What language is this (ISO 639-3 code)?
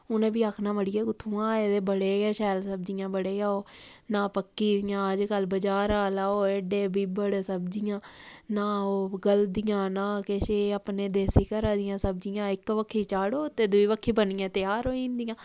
doi